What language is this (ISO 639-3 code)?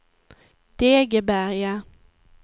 swe